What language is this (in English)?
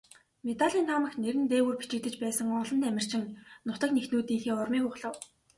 Mongolian